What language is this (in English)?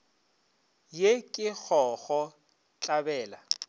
Northern Sotho